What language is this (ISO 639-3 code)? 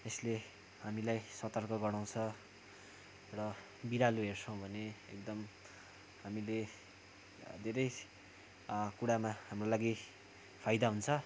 nep